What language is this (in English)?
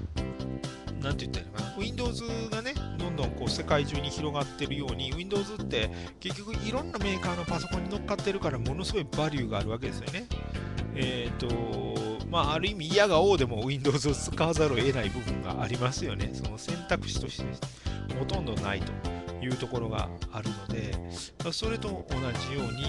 Japanese